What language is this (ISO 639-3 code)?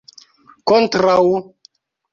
epo